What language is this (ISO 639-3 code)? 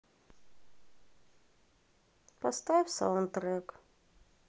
rus